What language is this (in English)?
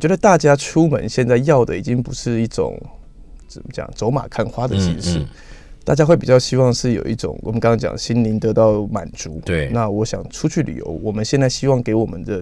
Chinese